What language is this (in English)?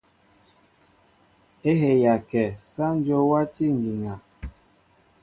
Mbo (Cameroon)